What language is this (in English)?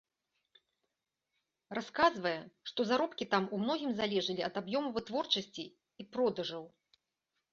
Belarusian